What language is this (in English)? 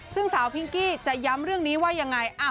Thai